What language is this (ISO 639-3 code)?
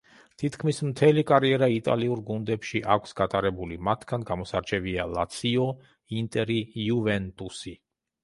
kat